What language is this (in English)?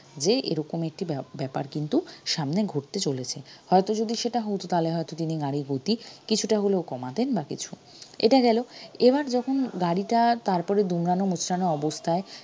Bangla